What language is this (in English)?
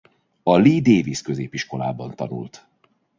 Hungarian